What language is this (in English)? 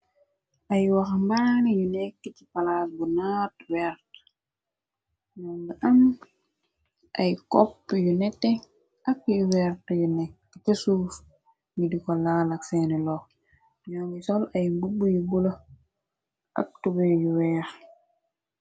Wolof